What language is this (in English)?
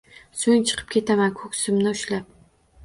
Uzbek